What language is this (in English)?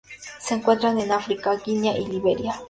Spanish